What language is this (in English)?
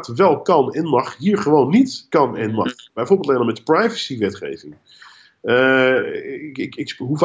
Dutch